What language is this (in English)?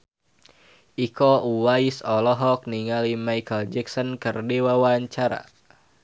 Sundanese